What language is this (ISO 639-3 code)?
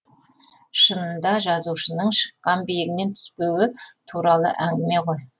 kaz